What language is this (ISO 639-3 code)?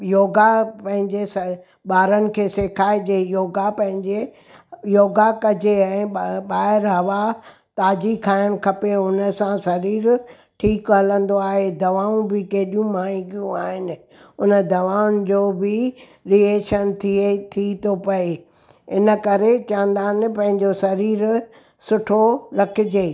snd